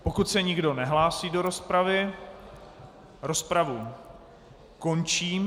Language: Czech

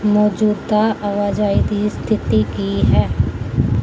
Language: Punjabi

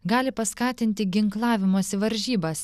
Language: Lithuanian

